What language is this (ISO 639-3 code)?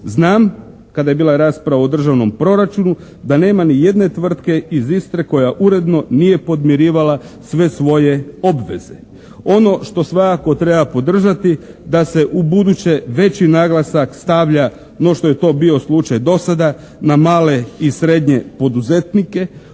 hrv